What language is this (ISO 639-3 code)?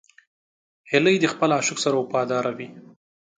pus